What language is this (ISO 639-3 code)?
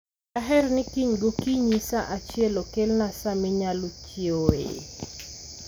luo